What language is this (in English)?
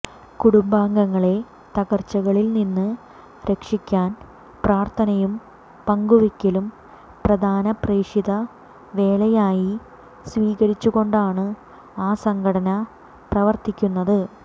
Malayalam